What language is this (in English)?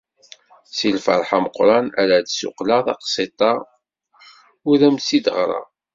Kabyle